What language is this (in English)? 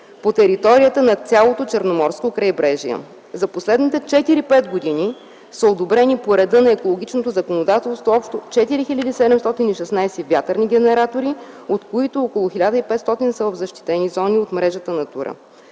Bulgarian